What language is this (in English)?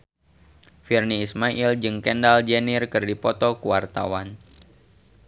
Sundanese